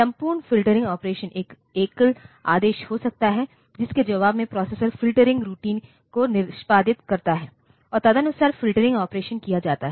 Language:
Hindi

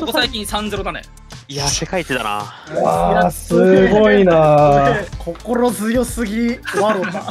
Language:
Japanese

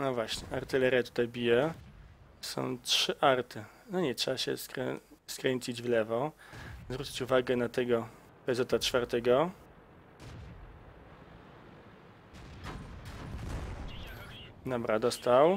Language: Polish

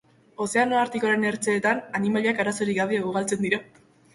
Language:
Basque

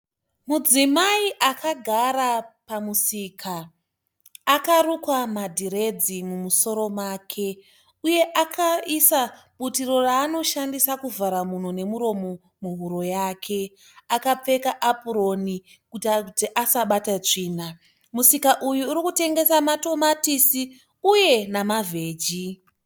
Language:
Shona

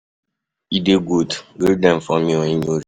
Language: Nigerian Pidgin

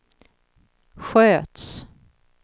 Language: Swedish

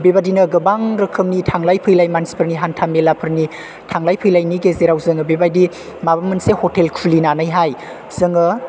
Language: Bodo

